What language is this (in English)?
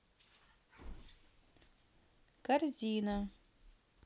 Russian